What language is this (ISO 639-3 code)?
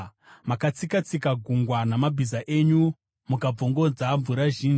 sna